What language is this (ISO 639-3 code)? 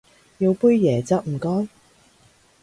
yue